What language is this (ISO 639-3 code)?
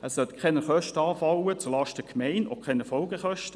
gsw